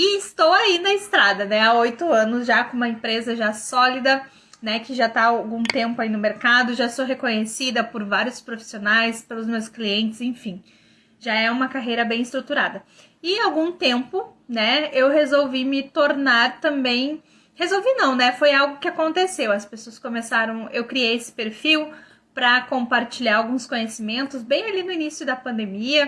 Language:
Portuguese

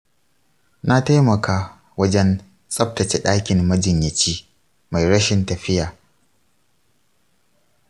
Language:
Hausa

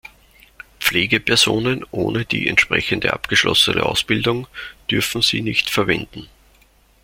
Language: German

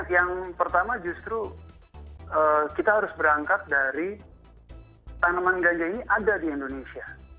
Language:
Indonesian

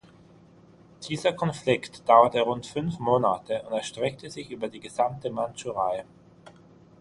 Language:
German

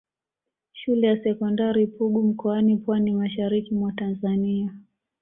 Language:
Swahili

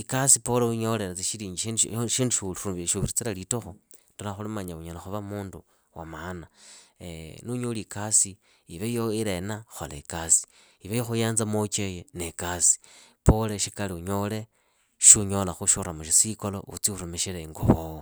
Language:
Idakho-Isukha-Tiriki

